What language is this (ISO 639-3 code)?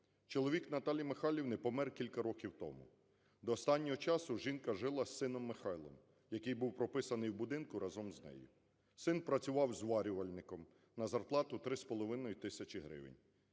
ukr